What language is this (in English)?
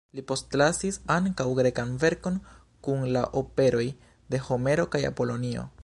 Esperanto